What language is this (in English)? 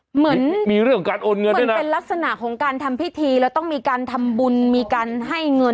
Thai